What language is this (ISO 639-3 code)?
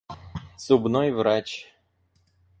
rus